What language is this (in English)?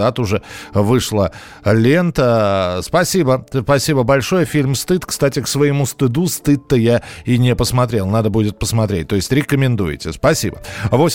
Russian